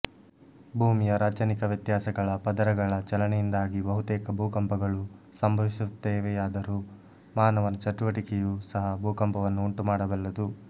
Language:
Kannada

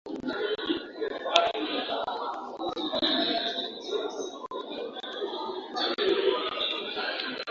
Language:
Swahili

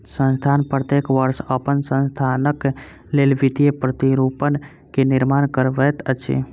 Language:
Maithili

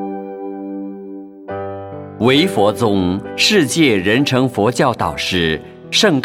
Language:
Chinese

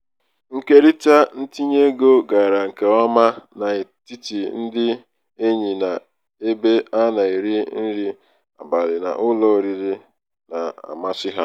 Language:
Igbo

